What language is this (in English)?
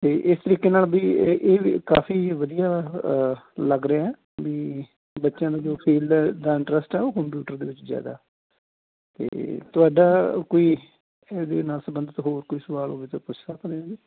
Punjabi